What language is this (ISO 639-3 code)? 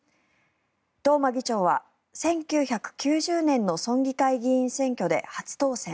jpn